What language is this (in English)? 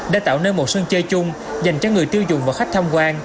Vietnamese